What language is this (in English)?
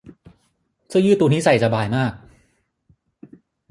Thai